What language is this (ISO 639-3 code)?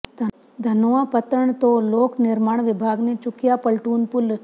pan